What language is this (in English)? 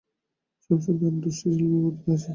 Bangla